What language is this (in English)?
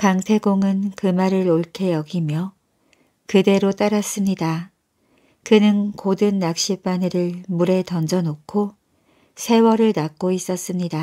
Korean